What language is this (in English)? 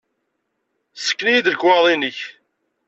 Kabyle